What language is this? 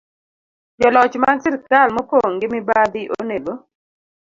Luo (Kenya and Tanzania)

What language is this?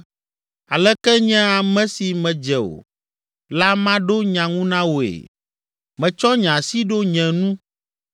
Ewe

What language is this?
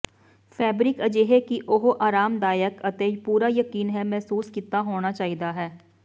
Punjabi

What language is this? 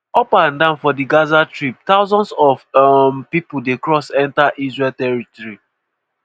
Nigerian Pidgin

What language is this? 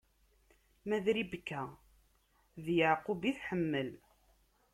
Kabyle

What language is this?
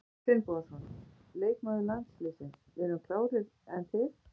Icelandic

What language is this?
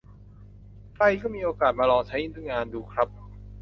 Thai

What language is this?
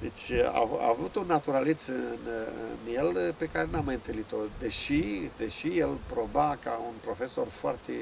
Romanian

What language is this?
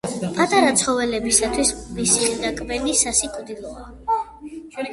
Georgian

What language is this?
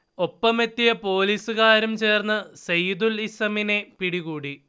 Malayalam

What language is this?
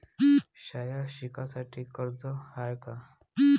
Marathi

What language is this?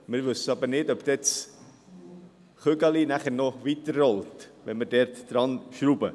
Swiss German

